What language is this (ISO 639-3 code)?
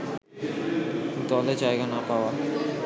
ben